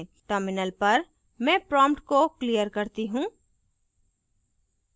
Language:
Hindi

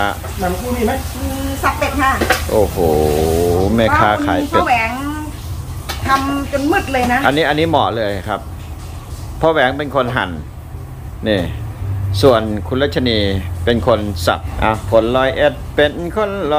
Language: Thai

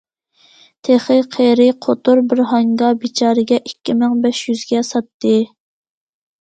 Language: Uyghur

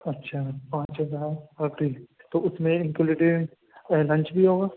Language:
Urdu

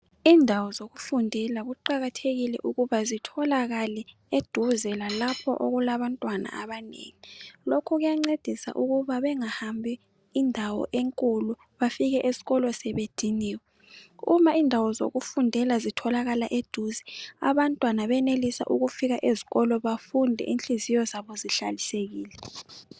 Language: North Ndebele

